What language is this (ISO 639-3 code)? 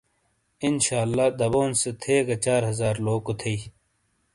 scl